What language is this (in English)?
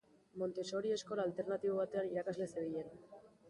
Basque